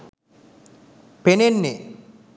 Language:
Sinhala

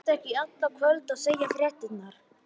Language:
Icelandic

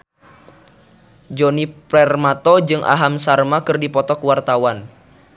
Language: Sundanese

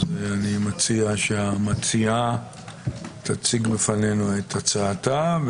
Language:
Hebrew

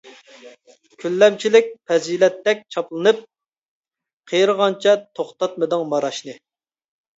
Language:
Uyghur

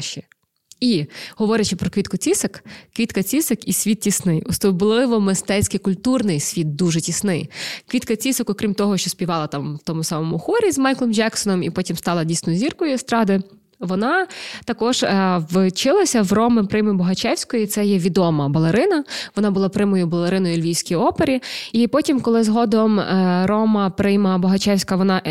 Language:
Ukrainian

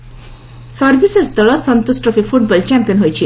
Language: Odia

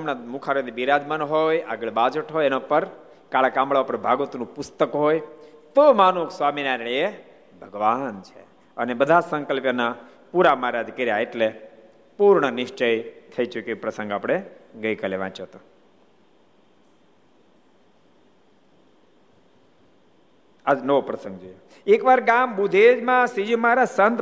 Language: Gujarati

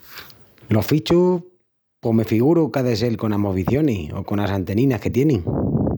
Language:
Extremaduran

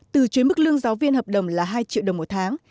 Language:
Vietnamese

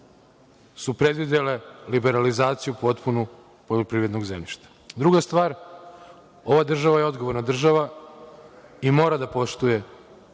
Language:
Serbian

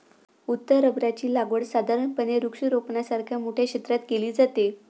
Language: Marathi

